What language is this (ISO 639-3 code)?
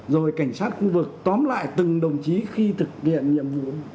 vie